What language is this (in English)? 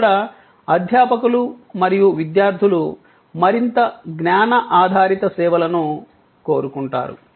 Telugu